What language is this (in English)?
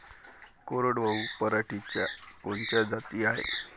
Marathi